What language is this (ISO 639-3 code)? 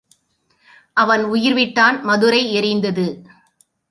tam